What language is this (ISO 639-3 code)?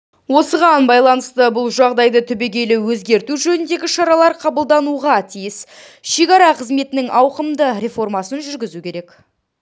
kaz